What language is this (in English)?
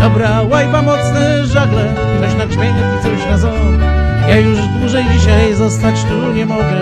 Polish